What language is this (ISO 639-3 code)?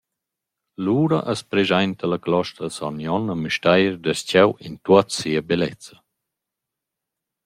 roh